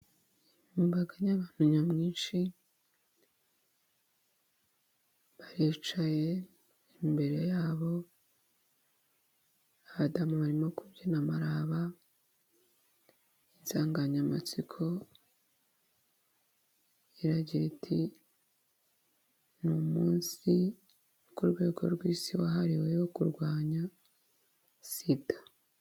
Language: Kinyarwanda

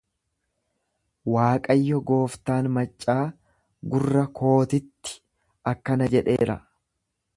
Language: Oromo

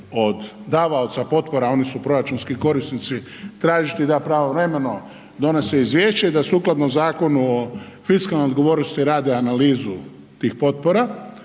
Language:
Croatian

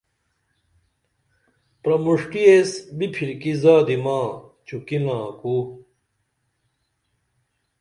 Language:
Dameli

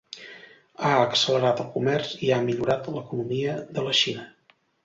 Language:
Catalan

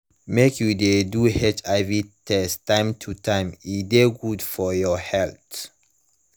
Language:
Nigerian Pidgin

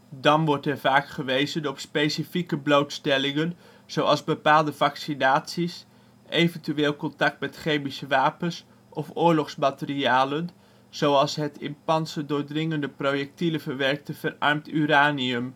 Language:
Dutch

